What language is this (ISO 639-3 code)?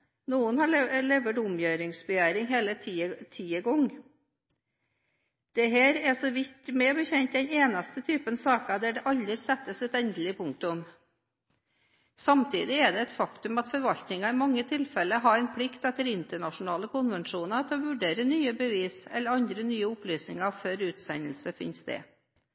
nob